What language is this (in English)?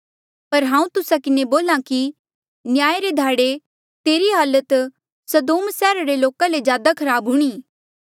Mandeali